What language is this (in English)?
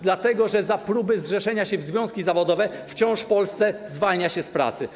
Polish